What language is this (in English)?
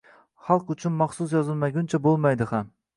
Uzbek